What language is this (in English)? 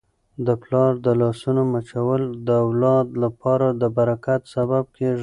Pashto